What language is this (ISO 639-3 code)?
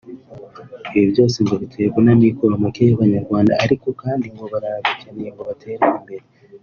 kin